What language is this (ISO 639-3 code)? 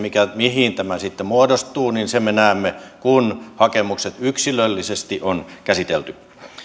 fin